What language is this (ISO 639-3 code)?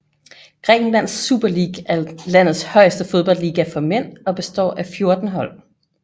dan